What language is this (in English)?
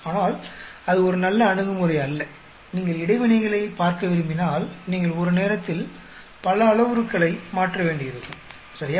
Tamil